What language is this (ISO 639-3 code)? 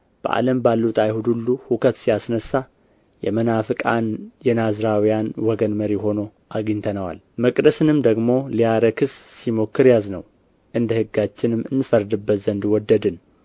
amh